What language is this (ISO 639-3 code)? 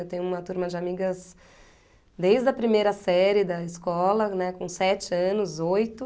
por